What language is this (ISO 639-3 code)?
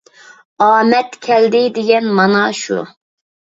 uig